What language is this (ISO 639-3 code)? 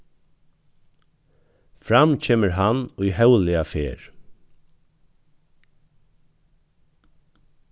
fao